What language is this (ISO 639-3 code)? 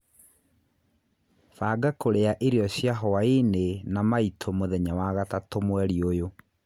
kik